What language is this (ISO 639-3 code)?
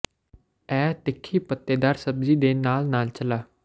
pan